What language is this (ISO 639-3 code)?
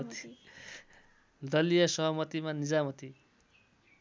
nep